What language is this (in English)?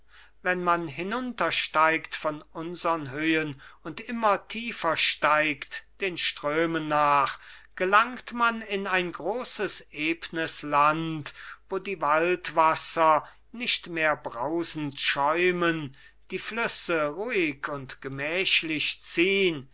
German